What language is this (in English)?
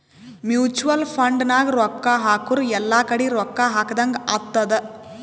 Kannada